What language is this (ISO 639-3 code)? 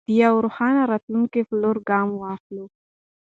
pus